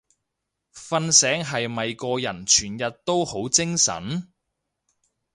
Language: Cantonese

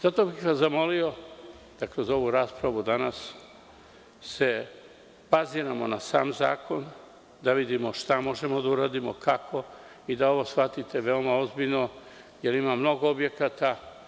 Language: Serbian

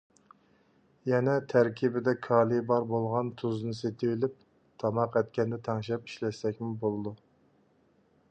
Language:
Uyghur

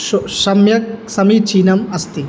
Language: Sanskrit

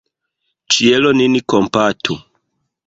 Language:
Esperanto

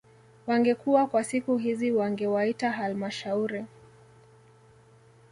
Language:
Swahili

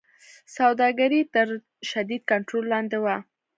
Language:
Pashto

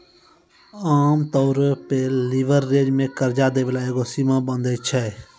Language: Maithili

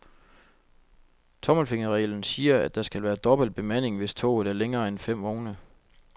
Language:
Danish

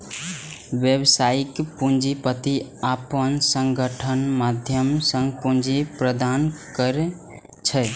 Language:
Maithili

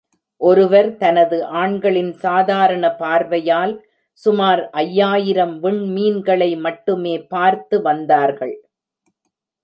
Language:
Tamil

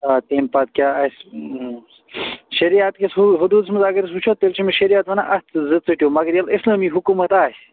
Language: Kashmiri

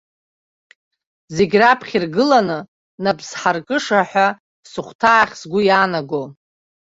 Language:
Abkhazian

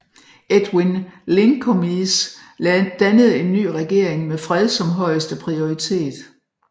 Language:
Danish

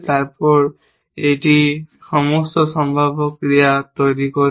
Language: Bangla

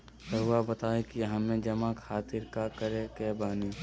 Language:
Magahi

